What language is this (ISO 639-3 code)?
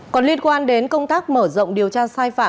vie